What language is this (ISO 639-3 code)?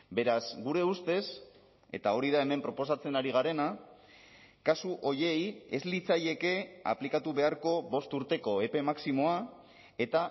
eus